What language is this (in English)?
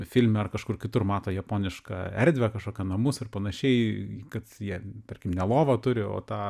Lithuanian